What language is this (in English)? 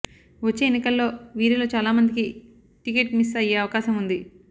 Telugu